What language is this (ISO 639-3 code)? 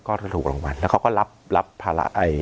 tha